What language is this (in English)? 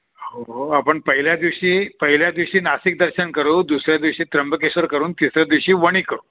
Marathi